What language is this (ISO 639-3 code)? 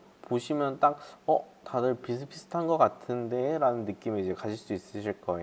kor